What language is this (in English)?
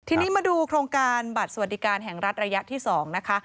Thai